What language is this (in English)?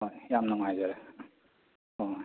Manipuri